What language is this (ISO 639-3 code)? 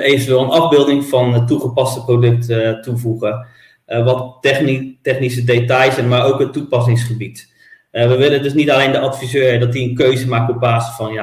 nld